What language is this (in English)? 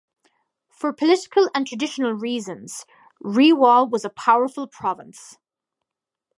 English